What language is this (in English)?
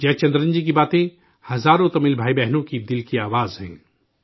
Urdu